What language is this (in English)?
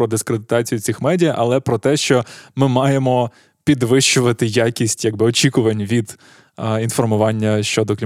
Ukrainian